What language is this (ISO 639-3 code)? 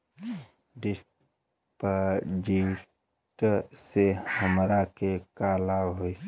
bho